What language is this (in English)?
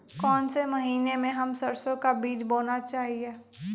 Magahi